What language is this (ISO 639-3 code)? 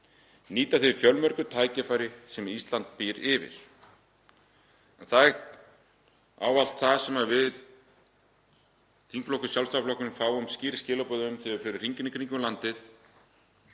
isl